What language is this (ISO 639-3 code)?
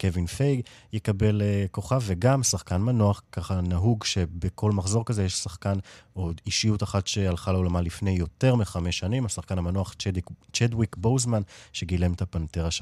heb